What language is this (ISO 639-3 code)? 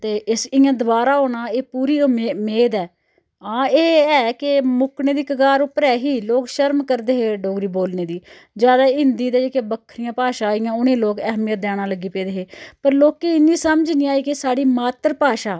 doi